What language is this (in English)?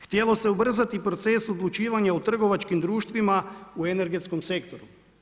Croatian